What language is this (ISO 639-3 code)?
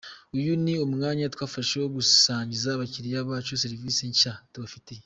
kin